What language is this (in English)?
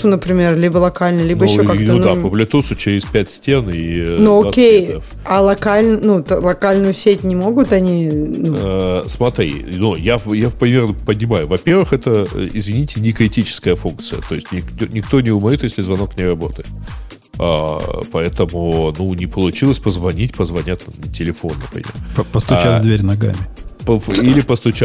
Russian